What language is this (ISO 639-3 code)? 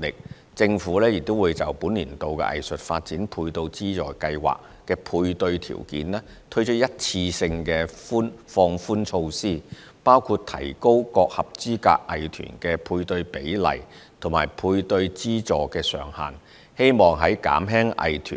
yue